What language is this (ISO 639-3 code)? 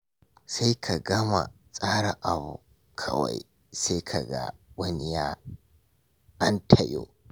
hau